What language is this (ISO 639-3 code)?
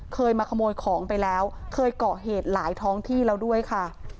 tha